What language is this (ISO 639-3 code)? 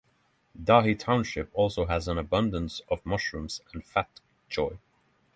eng